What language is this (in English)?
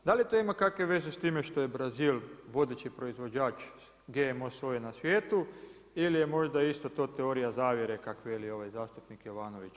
Croatian